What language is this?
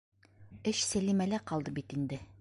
Bashkir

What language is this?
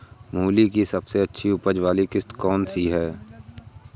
Hindi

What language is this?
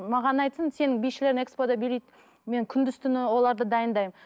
Kazakh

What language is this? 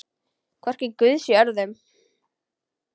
Icelandic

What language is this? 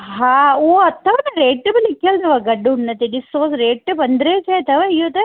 Sindhi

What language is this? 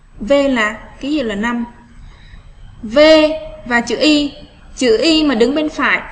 Vietnamese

